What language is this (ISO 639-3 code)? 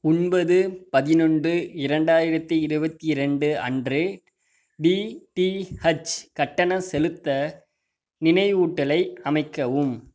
tam